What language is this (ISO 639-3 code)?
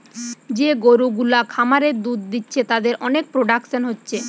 ben